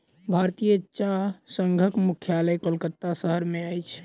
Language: Maithili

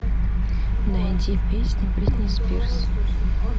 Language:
Russian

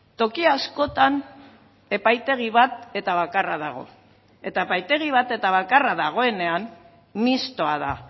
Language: Basque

